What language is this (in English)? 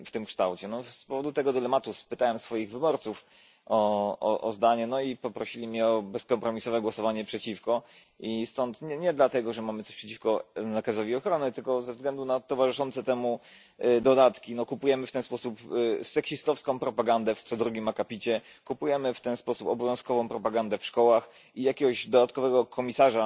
Polish